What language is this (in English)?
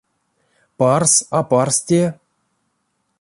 Erzya